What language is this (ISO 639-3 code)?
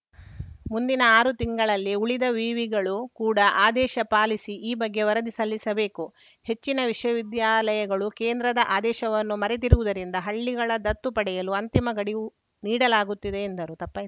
kan